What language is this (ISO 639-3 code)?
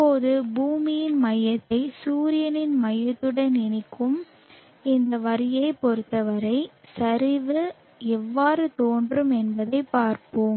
tam